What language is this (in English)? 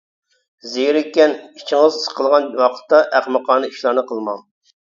Uyghur